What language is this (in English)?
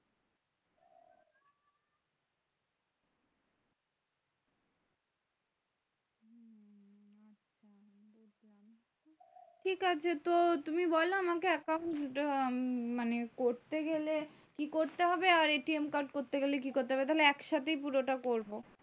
Bangla